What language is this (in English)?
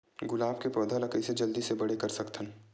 Chhattisgarhi